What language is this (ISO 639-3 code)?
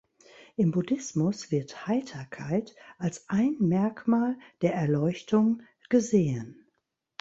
deu